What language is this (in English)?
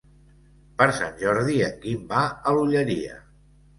Catalan